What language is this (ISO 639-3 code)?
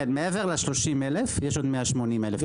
heb